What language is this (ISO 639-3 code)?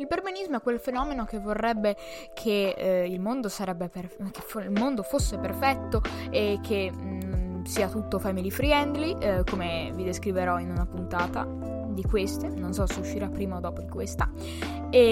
ita